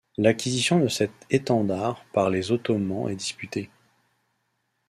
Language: French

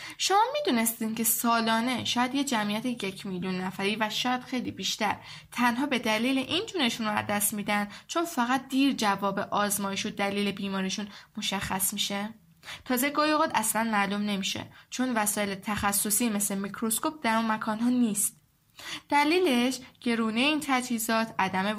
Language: Persian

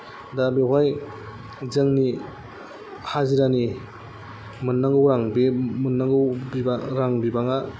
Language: Bodo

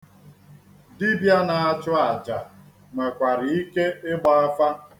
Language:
Igbo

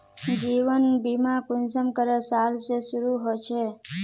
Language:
Magahi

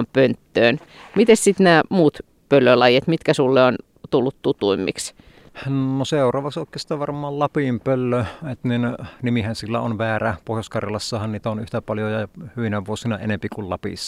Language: Finnish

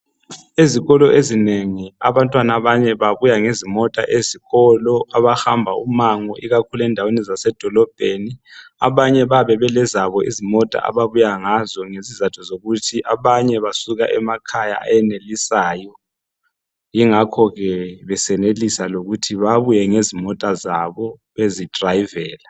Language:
North Ndebele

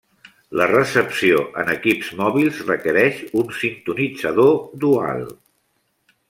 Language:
Catalan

